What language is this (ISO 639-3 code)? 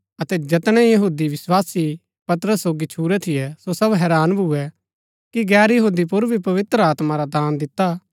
gbk